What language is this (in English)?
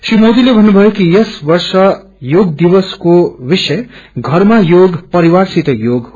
Nepali